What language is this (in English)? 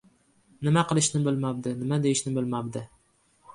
Uzbek